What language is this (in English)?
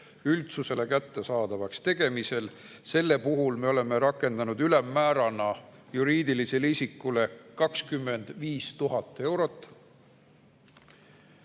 Estonian